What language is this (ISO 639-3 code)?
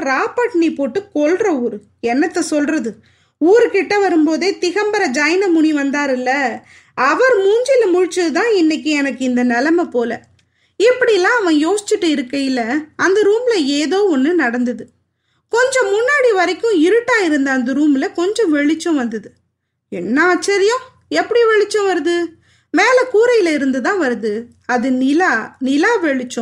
tam